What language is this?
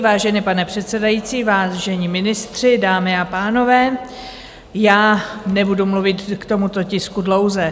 Czech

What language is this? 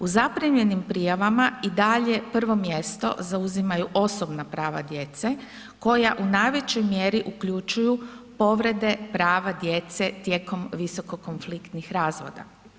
Croatian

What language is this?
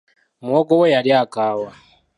Ganda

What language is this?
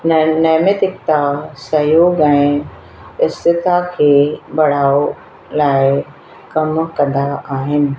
Sindhi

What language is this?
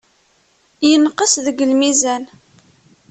Kabyle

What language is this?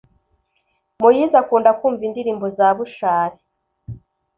Kinyarwanda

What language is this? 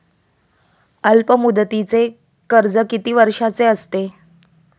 Marathi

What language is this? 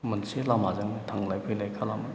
Bodo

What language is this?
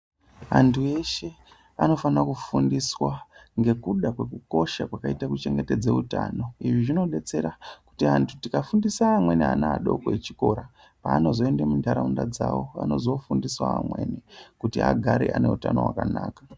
Ndau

